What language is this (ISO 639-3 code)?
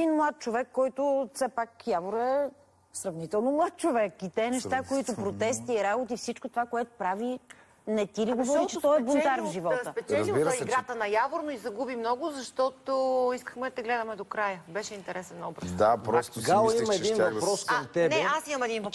bul